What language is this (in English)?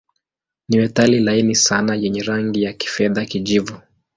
Swahili